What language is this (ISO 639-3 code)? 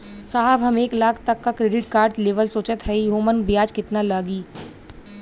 bho